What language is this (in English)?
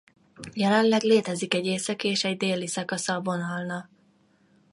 Hungarian